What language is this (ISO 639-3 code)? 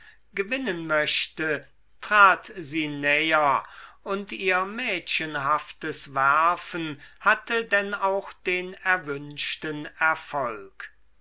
deu